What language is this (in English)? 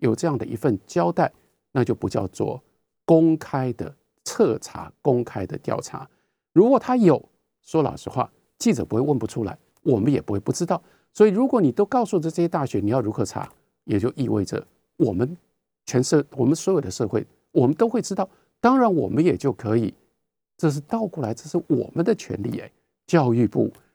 Chinese